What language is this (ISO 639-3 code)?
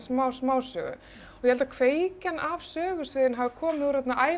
isl